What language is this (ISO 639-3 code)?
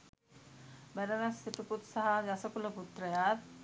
sin